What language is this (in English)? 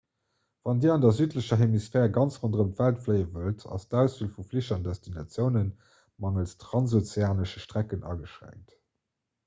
Luxembourgish